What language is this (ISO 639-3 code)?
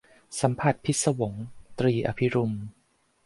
tha